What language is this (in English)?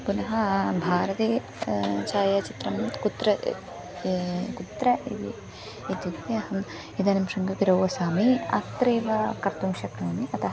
Sanskrit